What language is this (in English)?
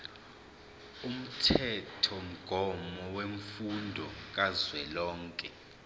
Zulu